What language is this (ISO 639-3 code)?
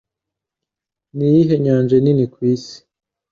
kin